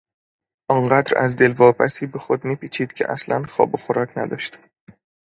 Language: Persian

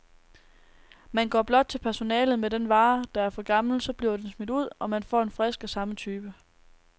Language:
Danish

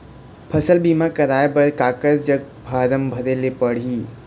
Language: Chhattisgarhi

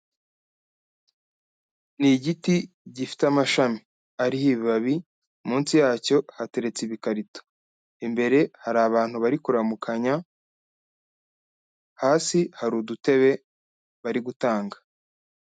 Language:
Kinyarwanda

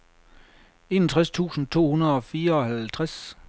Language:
Danish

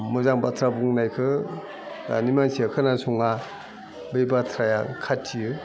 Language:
Bodo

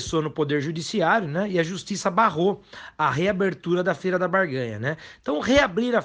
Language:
Portuguese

